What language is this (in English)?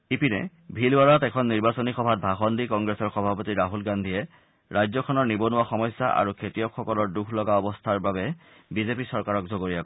Assamese